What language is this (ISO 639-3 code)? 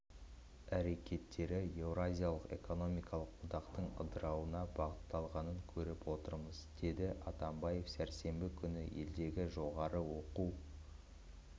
kaz